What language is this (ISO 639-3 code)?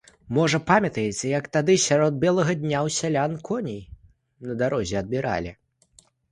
bel